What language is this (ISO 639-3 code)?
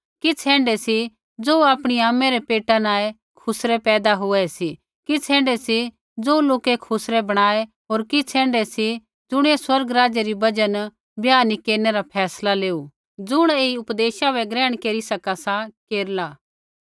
kfx